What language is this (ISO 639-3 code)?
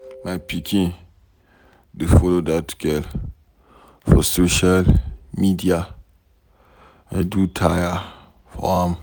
pcm